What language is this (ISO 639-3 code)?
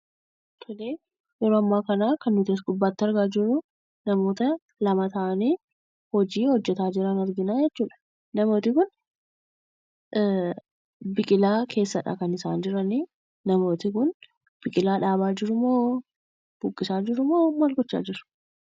orm